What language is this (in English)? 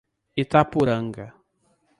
Portuguese